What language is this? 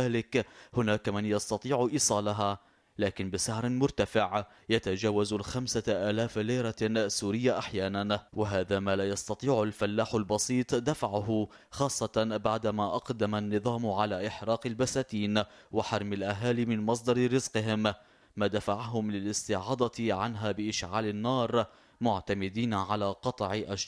Arabic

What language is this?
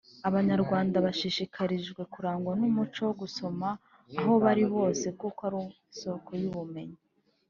Kinyarwanda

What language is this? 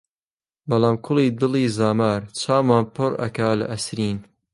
Central Kurdish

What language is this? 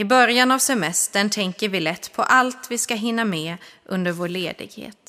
Swedish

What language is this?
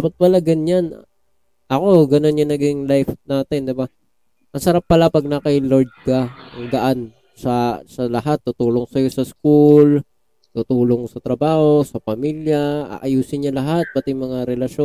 Filipino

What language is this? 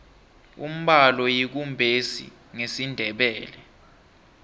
South Ndebele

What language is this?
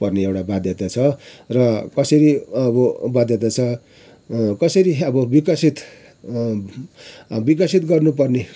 Nepali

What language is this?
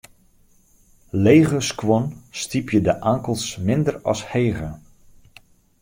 Western Frisian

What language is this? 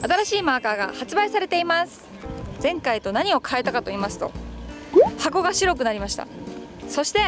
Japanese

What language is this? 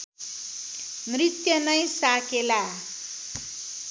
Nepali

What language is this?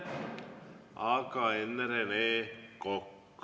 Estonian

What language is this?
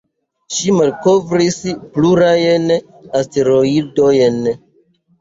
Esperanto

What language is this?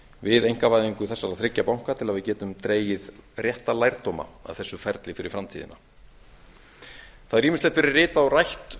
Icelandic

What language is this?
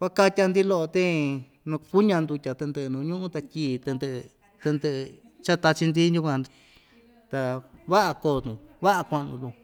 Ixtayutla Mixtec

